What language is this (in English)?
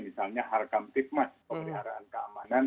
Indonesian